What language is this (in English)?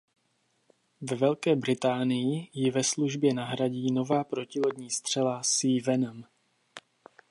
Czech